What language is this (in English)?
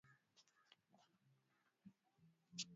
Swahili